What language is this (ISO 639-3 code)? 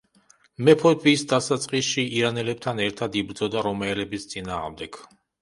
kat